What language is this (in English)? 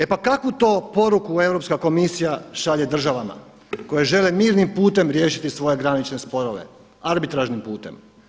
Croatian